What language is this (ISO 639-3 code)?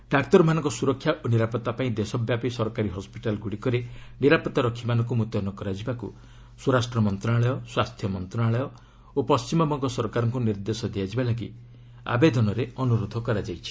ori